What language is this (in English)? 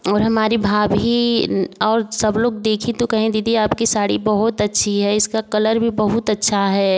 Hindi